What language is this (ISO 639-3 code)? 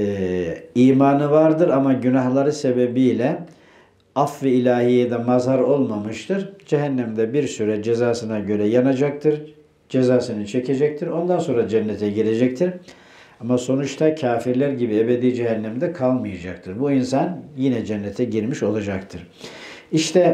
tur